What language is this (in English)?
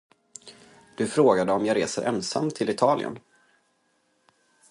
Swedish